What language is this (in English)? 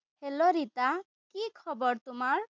Assamese